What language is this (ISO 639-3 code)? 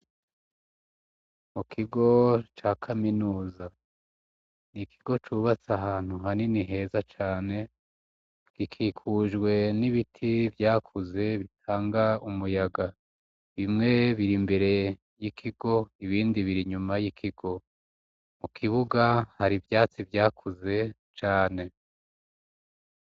run